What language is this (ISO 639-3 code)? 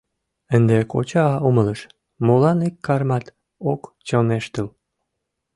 chm